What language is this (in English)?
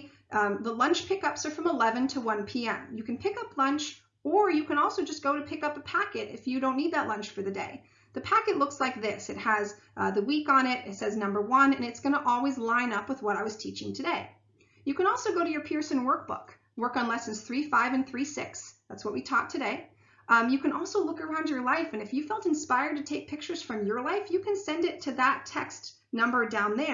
English